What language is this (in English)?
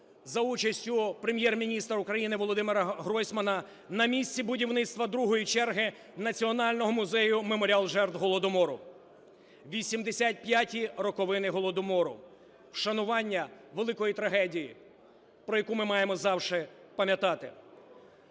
Ukrainian